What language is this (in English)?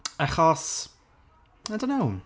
Welsh